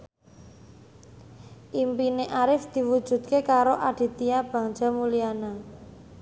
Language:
Javanese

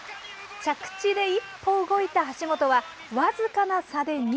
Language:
Japanese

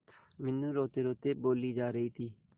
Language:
Hindi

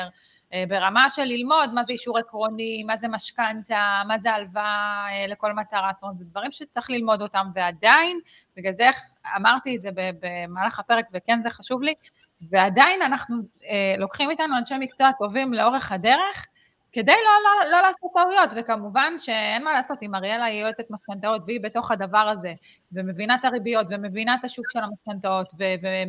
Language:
Hebrew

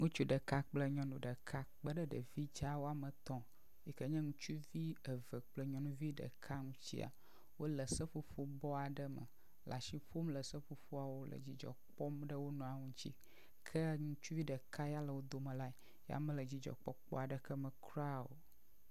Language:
Ewe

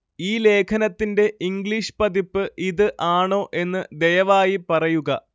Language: Malayalam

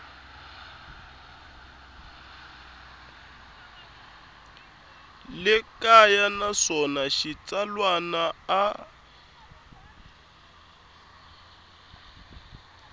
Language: Tsonga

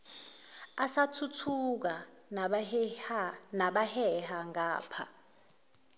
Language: Zulu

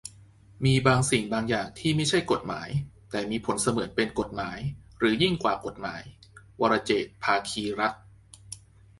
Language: Thai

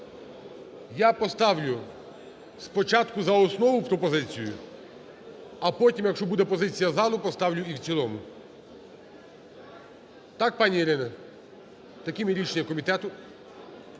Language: Ukrainian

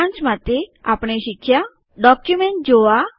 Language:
Gujarati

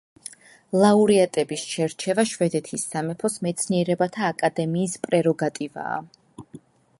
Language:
Georgian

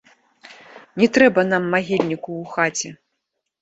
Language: Belarusian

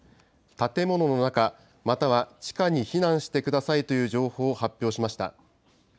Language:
Japanese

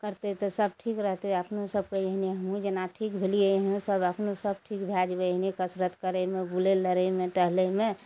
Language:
Maithili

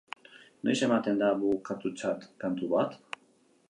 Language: Basque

